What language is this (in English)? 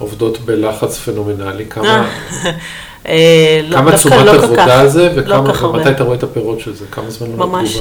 Hebrew